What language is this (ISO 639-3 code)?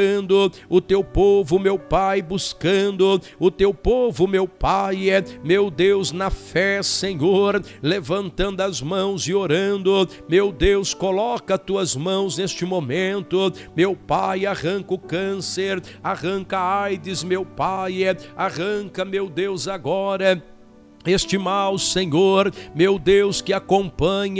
por